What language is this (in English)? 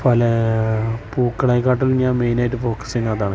Malayalam